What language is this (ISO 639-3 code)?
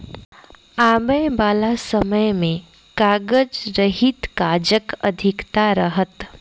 mai